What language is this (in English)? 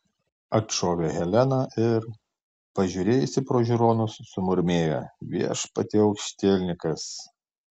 Lithuanian